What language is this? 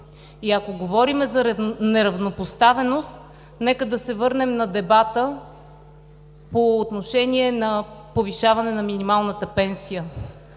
Bulgarian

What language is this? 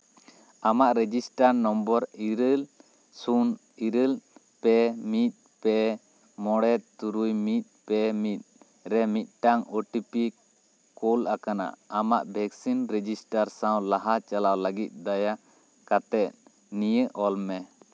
Santali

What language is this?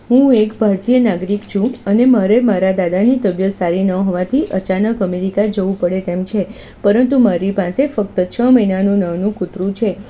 Gujarati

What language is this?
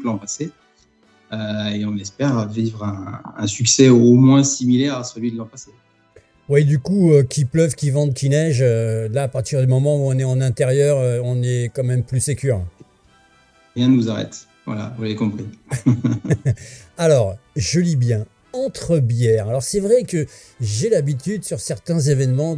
French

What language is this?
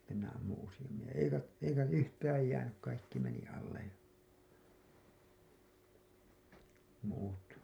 Finnish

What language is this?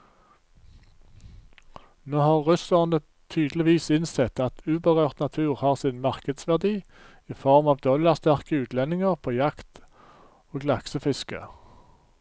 Norwegian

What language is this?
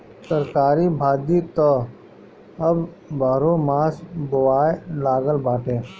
Bhojpuri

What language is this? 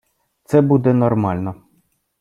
Ukrainian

